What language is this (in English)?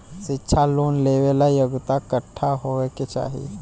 Bhojpuri